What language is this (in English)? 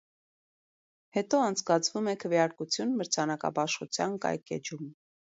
Armenian